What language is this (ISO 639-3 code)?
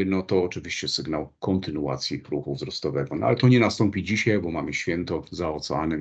pol